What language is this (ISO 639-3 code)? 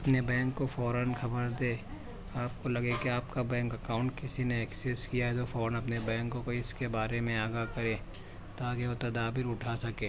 urd